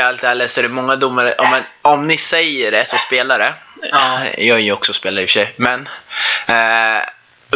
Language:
Swedish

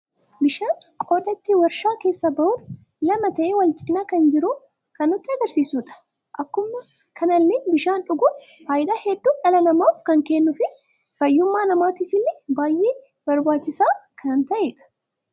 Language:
Oromo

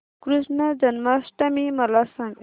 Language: Marathi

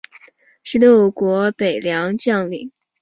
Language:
Chinese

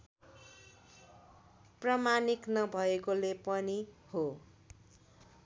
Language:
Nepali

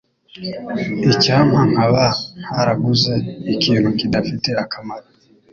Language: Kinyarwanda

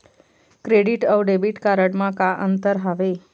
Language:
Chhattisgarhi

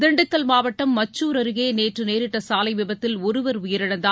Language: Tamil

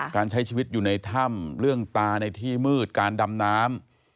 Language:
Thai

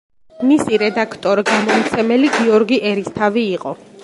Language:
Georgian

